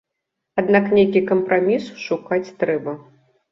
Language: Belarusian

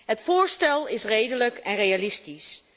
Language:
Dutch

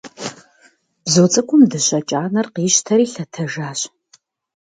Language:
Kabardian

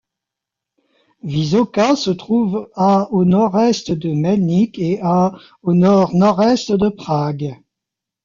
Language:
French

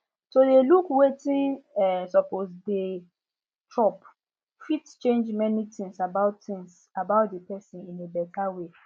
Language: Nigerian Pidgin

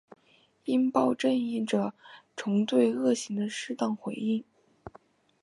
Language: Chinese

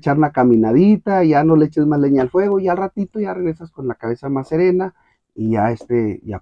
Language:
Spanish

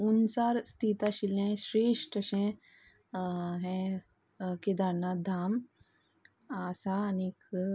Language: Konkani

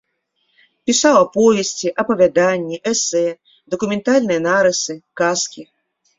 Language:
Belarusian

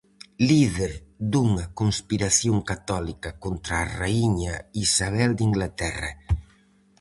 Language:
Galician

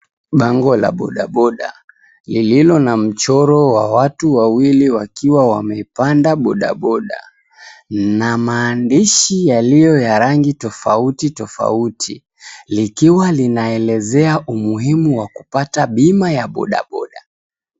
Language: Swahili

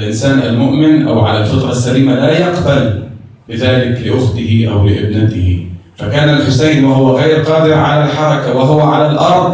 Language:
Arabic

